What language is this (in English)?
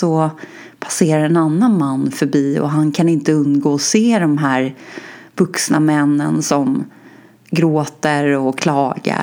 Swedish